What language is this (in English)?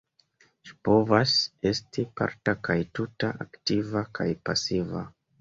Esperanto